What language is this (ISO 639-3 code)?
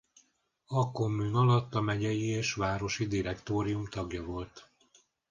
hun